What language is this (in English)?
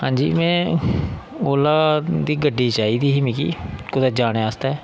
Dogri